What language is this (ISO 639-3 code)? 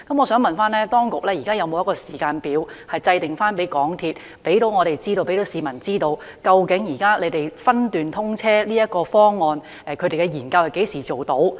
yue